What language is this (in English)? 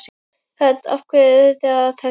Icelandic